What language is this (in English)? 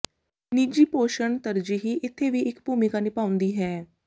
Punjabi